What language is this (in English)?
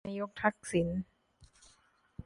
Thai